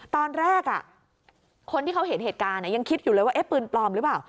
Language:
Thai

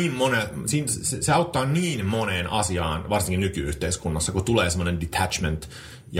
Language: Finnish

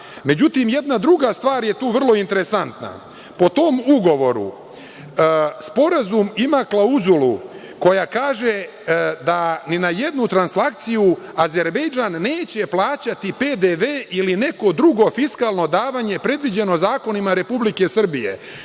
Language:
Serbian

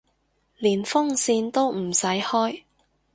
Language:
Cantonese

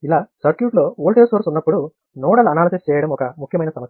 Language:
Telugu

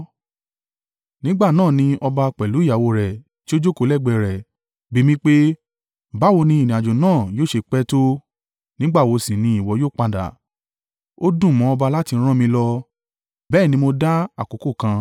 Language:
Yoruba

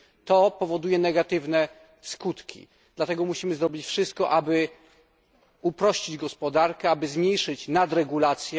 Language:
Polish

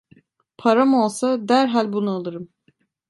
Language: Turkish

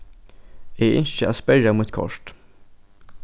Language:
Faroese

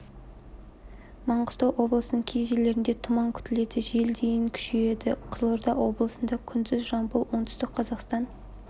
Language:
Kazakh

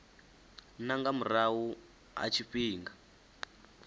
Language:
Venda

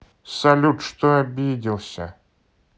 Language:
Russian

